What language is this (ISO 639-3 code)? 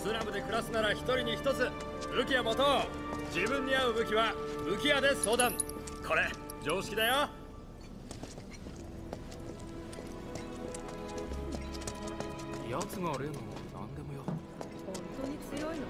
jpn